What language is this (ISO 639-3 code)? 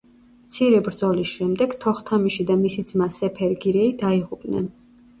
kat